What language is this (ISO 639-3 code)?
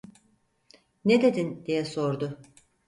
tur